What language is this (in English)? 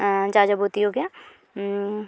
Santali